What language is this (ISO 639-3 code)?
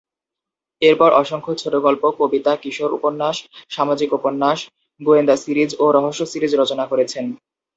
ben